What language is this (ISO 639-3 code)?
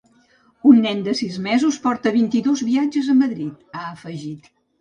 cat